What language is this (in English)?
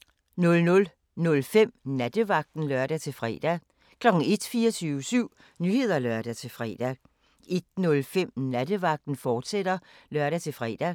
Danish